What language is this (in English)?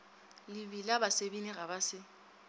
Northern Sotho